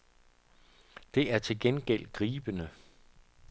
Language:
Danish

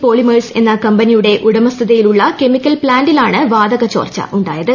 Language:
Malayalam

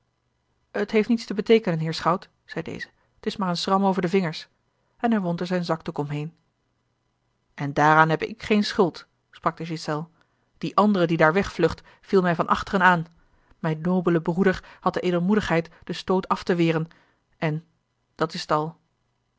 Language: Dutch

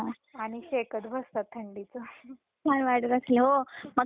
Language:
Marathi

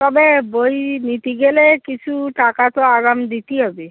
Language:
Bangla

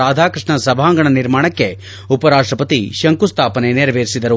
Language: Kannada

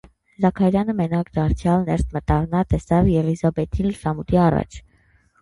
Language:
Armenian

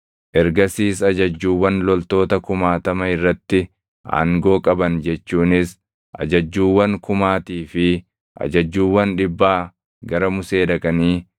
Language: Oromo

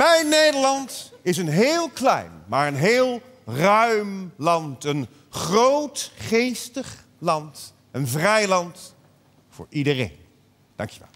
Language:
Dutch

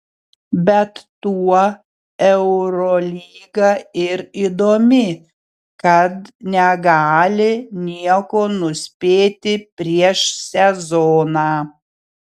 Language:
Lithuanian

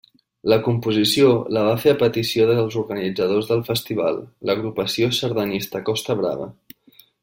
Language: Catalan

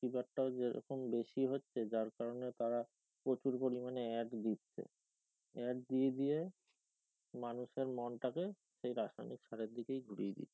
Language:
Bangla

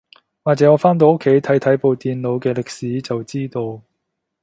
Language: Cantonese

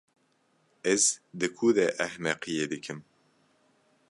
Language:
Kurdish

